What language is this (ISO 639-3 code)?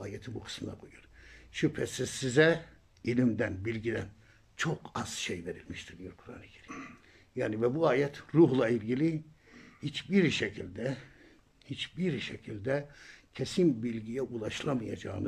tur